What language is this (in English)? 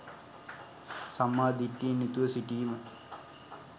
Sinhala